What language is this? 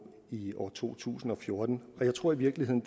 Danish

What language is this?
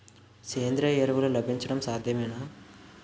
Telugu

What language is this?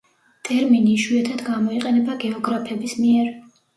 Georgian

